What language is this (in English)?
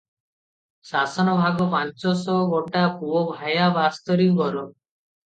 Odia